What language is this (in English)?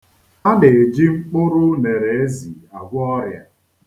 Igbo